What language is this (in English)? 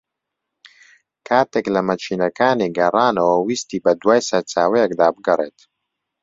Central Kurdish